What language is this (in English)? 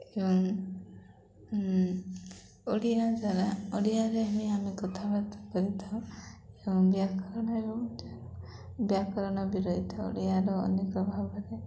Odia